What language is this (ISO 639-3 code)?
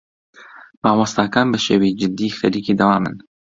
ckb